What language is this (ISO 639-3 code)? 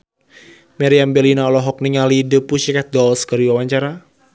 sun